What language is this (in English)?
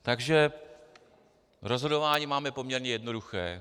Czech